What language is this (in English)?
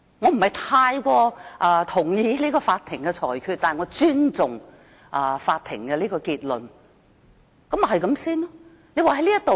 Cantonese